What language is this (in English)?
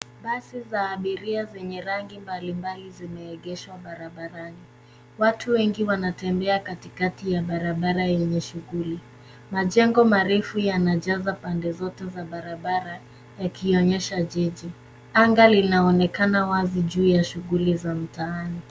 Swahili